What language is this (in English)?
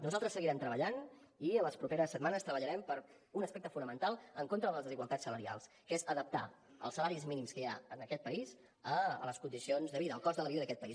Catalan